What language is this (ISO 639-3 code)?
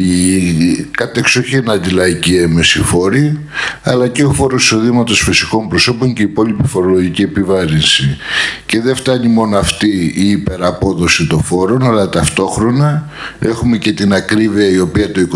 ell